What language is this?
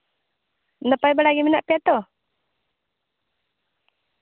Santali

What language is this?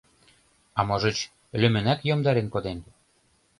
Mari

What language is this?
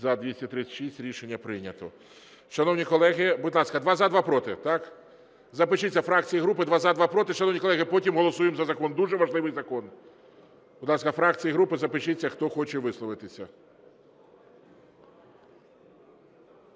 Ukrainian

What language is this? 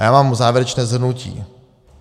Czech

